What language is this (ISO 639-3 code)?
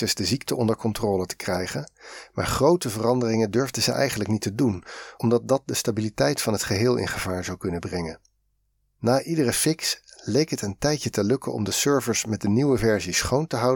nld